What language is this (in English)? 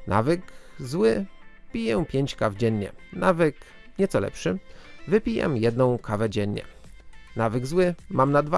Polish